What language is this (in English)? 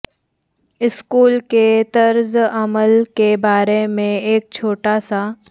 Urdu